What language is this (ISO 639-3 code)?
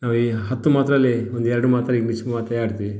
kan